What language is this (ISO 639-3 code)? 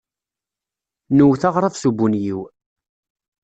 kab